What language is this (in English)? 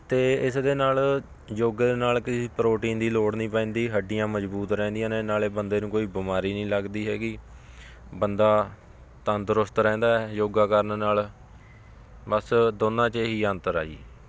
Punjabi